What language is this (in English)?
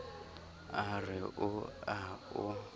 Southern Sotho